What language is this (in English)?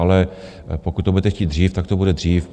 Czech